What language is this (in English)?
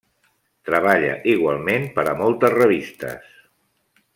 Catalan